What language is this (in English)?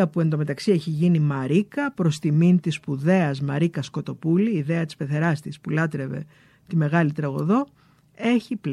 Greek